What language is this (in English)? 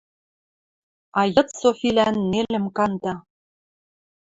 Western Mari